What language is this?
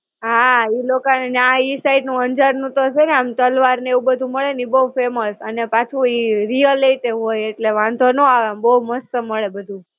Gujarati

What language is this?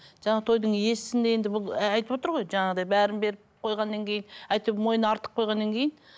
Kazakh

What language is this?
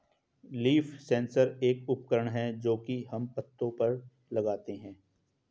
Hindi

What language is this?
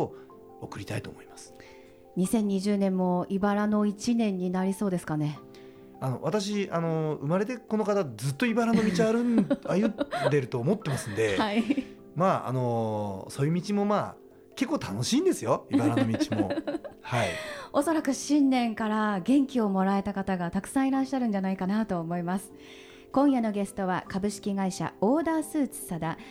Japanese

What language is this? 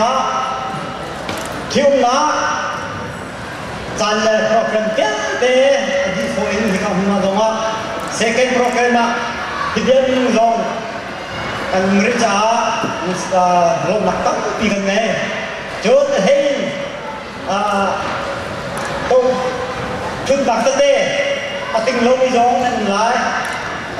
Vietnamese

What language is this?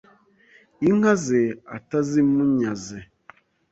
Kinyarwanda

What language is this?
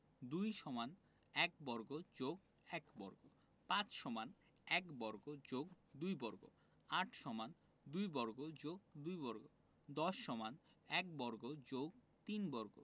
Bangla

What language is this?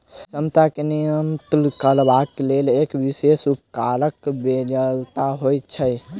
Maithili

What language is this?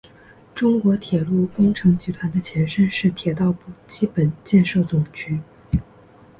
Chinese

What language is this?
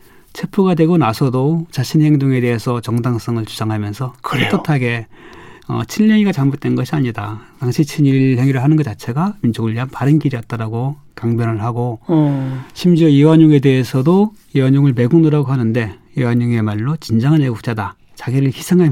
Korean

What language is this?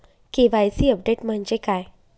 Marathi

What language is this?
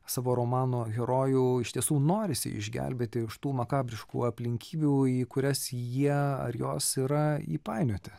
Lithuanian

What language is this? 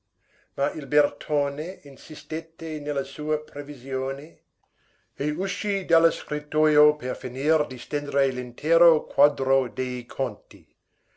Italian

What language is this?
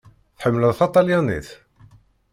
Kabyle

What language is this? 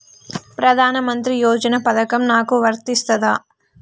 Telugu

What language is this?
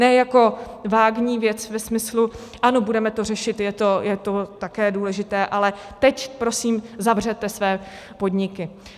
Czech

